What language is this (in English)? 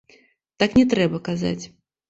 Belarusian